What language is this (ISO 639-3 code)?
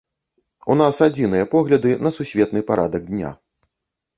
bel